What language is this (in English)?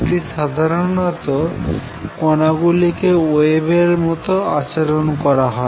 Bangla